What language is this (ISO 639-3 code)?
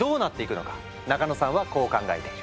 jpn